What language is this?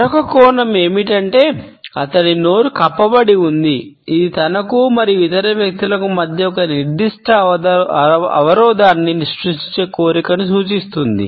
Telugu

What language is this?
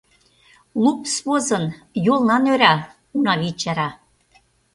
Mari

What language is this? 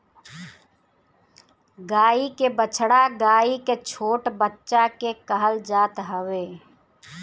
Bhojpuri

